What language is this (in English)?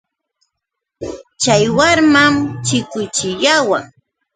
Yauyos Quechua